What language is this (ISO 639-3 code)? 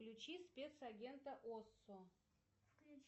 rus